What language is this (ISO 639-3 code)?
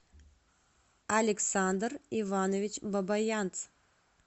rus